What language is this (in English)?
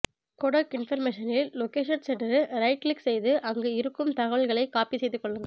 Tamil